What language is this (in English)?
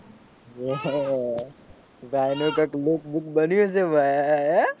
Gujarati